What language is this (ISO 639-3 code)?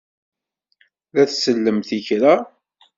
kab